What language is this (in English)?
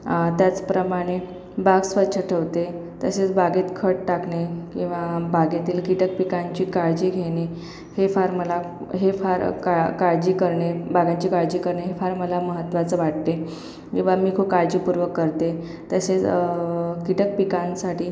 Marathi